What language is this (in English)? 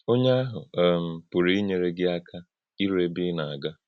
Igbo